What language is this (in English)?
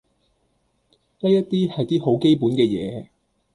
Cantonese